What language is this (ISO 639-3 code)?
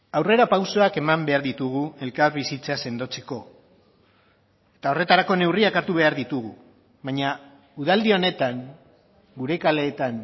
eus